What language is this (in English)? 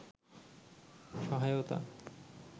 Bangla